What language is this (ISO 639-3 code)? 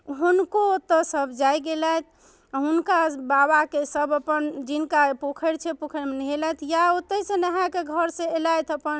mai